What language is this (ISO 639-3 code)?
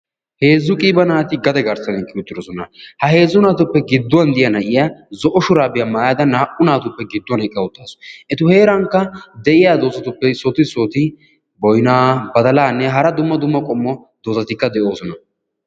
wal